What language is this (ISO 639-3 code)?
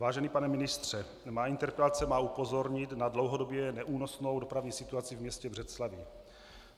ces